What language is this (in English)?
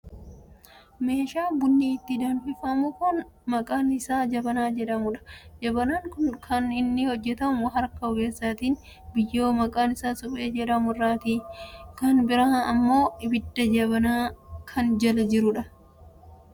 Oromo